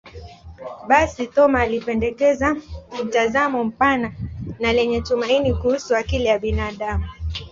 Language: Swahili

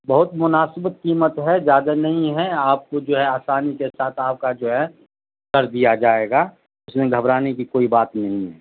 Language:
Urdu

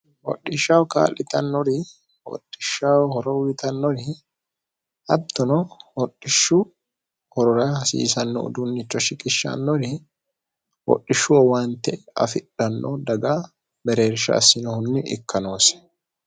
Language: Sidamo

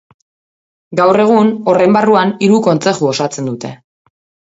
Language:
Basque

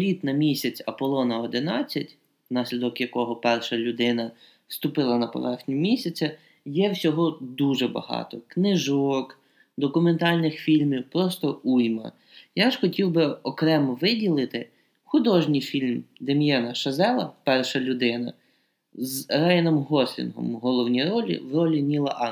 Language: Ukrainian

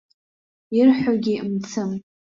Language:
Abkhazian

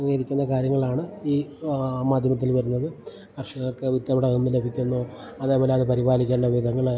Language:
Malayalam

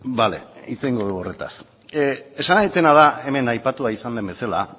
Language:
Basque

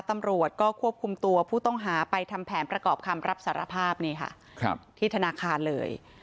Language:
Thai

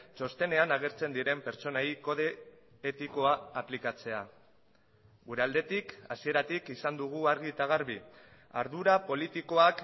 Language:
Basque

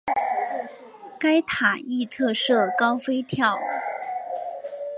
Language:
Chinese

